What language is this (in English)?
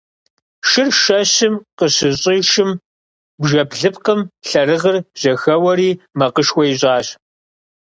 Kabardian